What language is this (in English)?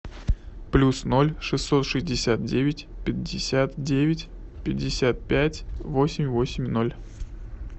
Russian